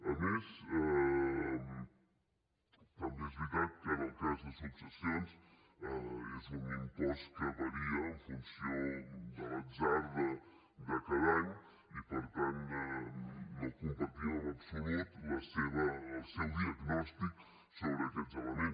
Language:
Catalan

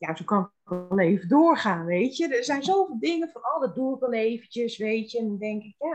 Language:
Dutch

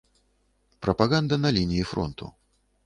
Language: Belarusian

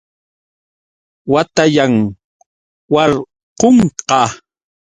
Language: Yauyos Quechua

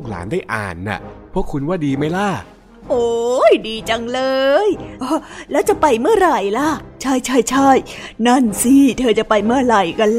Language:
Thai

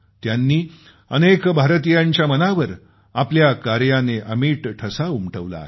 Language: Marathi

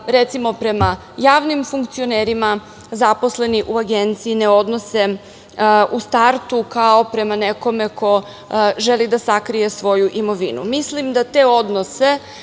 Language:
Serbian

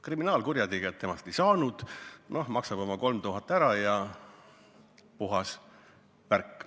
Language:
Estonian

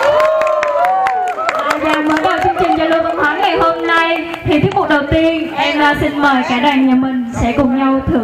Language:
Vietnamese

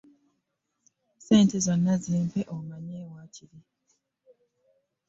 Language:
Ganda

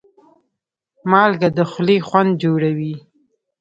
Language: Pashto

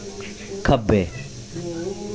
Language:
Dogri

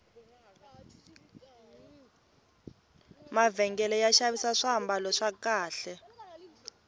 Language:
Tsonga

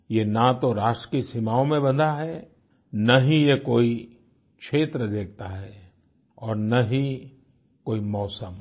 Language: Hindi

